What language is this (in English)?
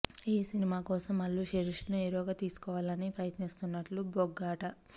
Telugu